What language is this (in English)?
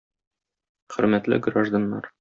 Tatar